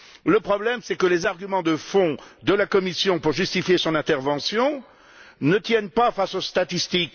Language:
French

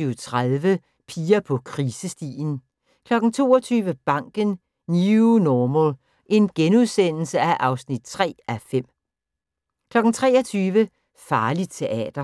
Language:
Danish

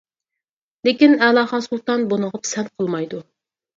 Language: Uyghur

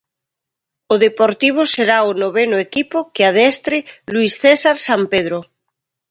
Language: Galician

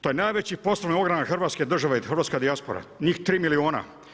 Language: Croatian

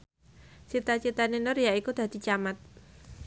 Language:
Javanese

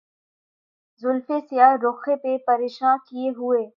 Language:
Urdu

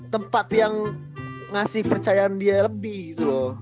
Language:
Indonesian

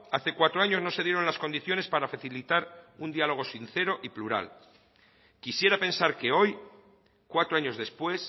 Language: Spanish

